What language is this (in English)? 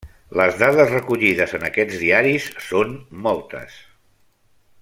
Catalan